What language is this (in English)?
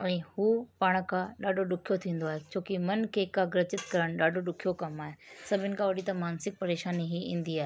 Sindhi